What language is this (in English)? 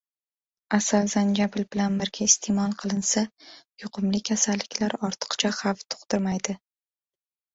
Uzbek